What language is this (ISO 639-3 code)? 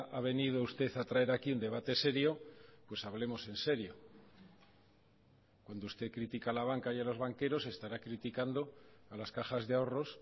spa